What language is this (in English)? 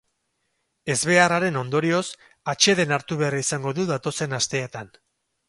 Basque